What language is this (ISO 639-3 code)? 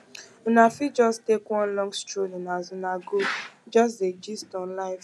pcm